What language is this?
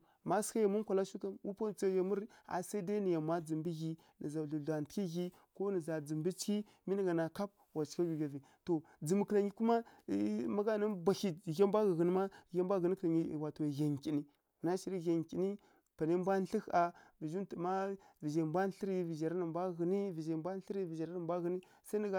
Kirya-Konzəl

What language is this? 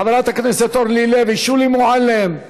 Hebrew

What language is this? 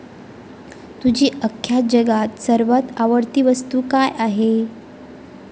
Marathi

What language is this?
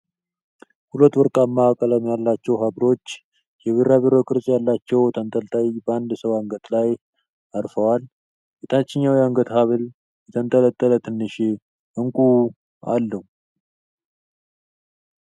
Amharic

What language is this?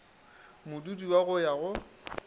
Northern Sotho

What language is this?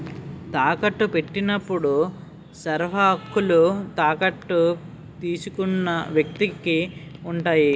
Telugu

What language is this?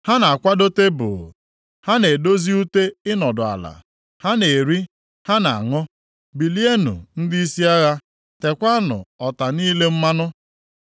Igbo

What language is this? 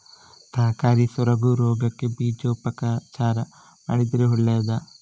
Kannada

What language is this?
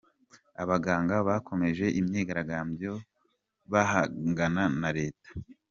Kinyarwanda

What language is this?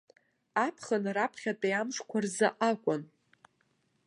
Abkhazian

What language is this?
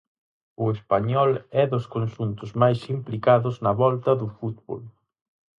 Galician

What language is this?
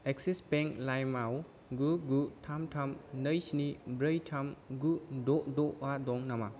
Bodo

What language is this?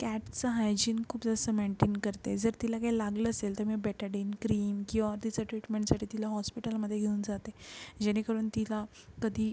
Marathi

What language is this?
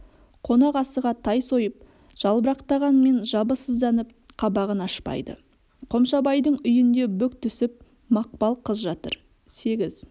Kazakh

